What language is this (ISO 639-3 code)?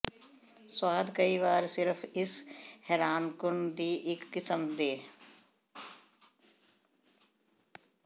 pan